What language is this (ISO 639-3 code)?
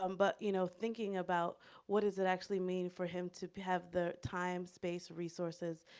eng